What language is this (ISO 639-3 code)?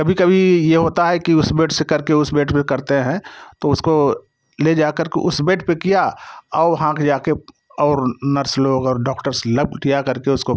hin